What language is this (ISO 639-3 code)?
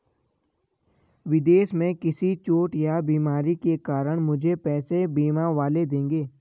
hin